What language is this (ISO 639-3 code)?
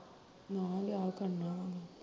pan